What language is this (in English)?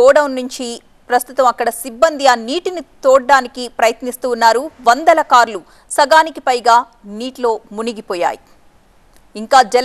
Telugu